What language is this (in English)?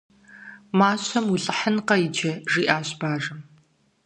Kabardian